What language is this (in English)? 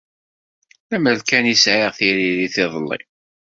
Kabyle